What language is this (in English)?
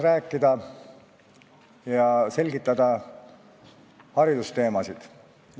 Estonian